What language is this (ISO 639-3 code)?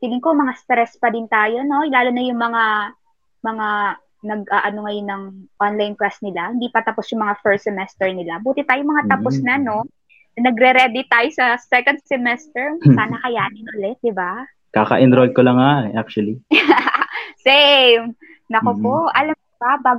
fil